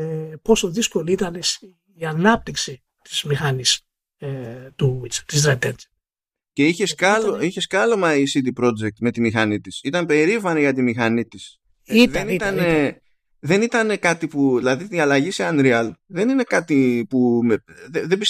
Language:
Greek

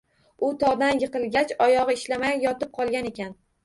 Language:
Uzbek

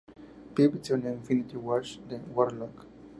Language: Spanish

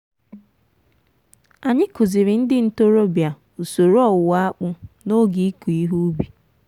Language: Igbo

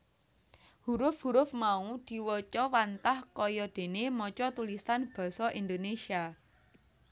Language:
Javanese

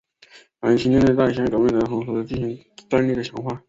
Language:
Chinese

